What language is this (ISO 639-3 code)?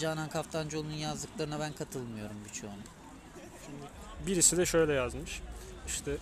tur